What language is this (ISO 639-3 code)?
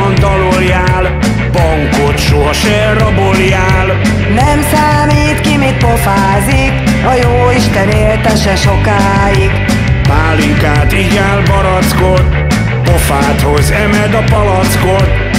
hun